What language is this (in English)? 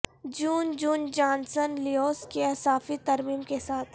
Urdu